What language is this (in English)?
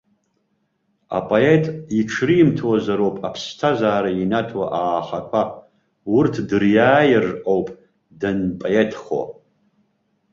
Abkhazian